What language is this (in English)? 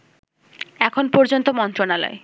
Bangla